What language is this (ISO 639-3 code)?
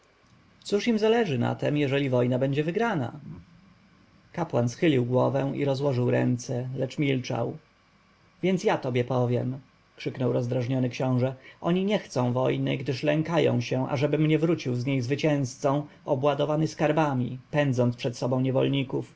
pol